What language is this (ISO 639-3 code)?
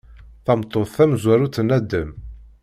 kab